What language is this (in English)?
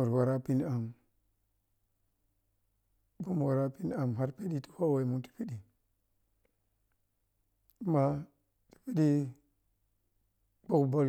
Piya-Kwonci